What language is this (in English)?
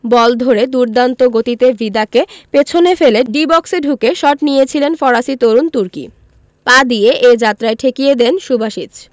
Bangla